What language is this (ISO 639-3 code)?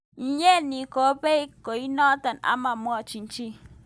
kln